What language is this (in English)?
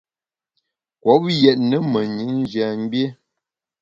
Bamun